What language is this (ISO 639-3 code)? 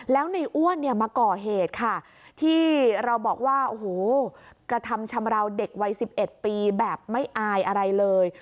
tha